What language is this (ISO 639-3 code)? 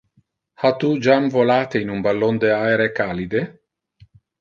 ina